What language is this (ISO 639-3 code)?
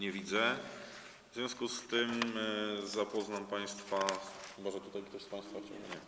pol